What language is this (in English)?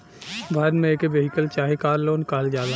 Bhojpuri